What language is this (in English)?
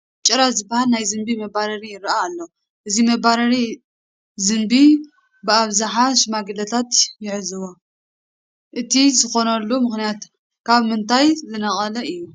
Tigrinya